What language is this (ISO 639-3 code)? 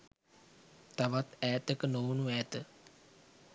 sin